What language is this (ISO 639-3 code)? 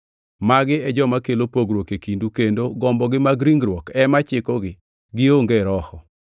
luo